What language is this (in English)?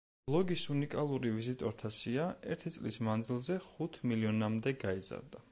Georgian